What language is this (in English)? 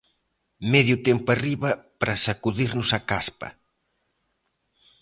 Galician